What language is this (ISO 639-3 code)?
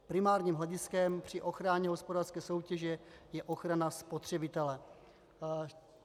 ces